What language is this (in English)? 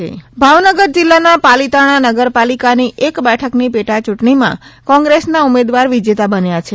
Gujarati